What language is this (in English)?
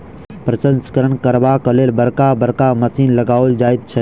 Maithili